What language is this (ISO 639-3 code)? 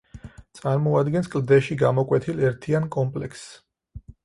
kat